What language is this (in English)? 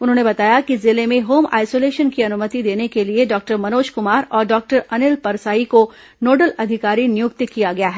Hindi